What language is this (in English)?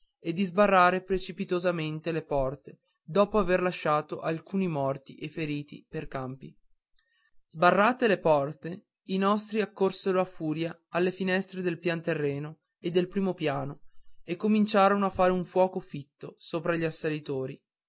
Italian